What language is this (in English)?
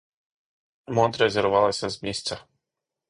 Ukrainian